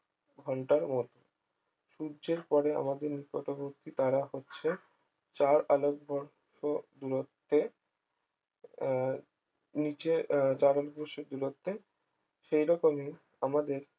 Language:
Bangla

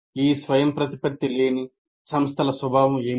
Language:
Telugu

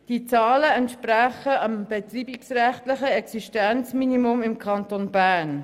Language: Swiss German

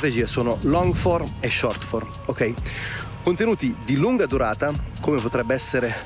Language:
Italian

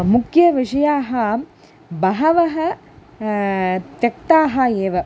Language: Sanskrit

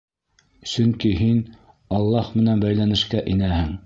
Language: Bashkir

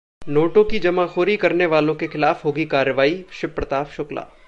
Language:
Hindi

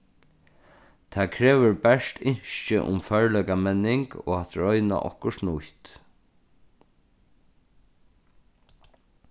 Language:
Faroese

